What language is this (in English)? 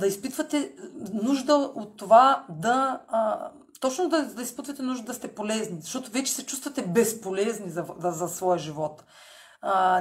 Bulgarian